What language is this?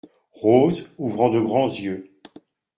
French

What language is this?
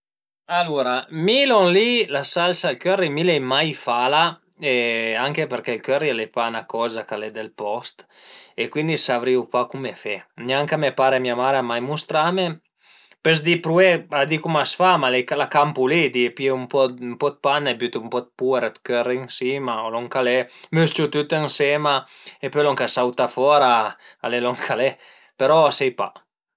Piedmontese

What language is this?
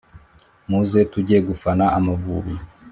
Kinyarwanda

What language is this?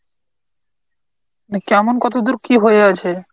Bangla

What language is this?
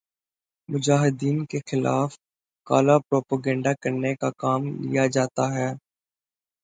Urdu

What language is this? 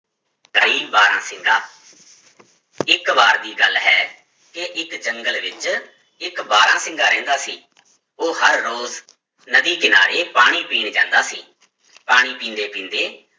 Punjabi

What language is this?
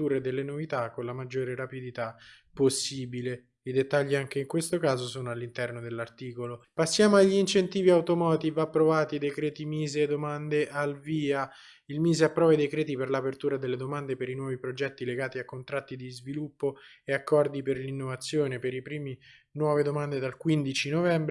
Italian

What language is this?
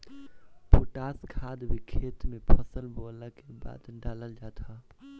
Bhojpuri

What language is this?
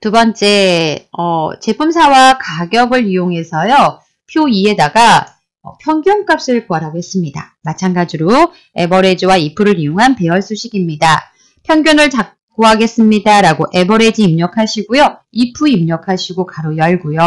Korean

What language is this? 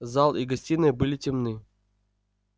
Russian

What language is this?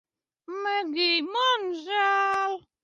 Latvian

